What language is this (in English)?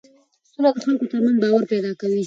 Pashto